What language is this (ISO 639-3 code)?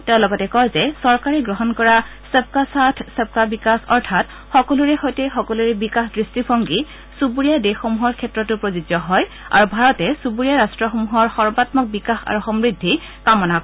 asm